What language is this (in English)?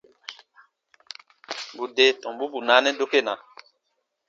Baatonum